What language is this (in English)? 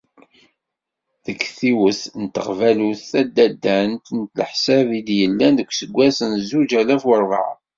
Kabyle